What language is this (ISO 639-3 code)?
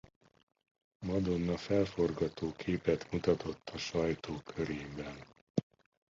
hun